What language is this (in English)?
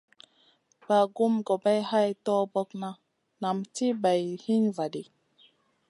Masana